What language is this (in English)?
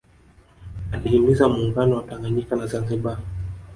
Swahili